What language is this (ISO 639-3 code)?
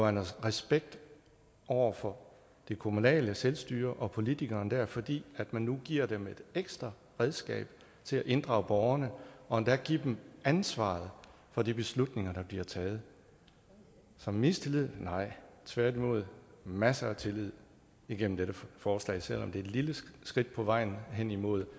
dan